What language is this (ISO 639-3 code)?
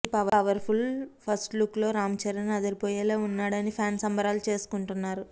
tel